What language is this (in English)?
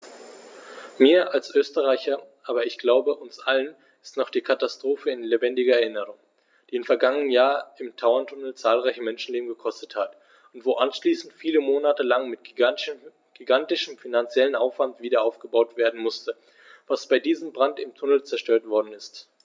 German